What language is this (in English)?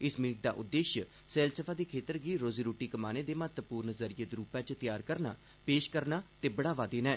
Dogri